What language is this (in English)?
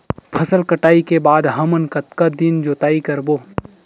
Chhattisgarhi